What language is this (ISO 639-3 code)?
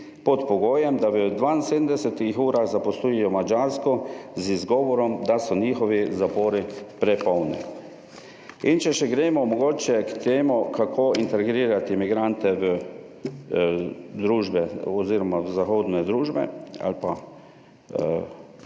slv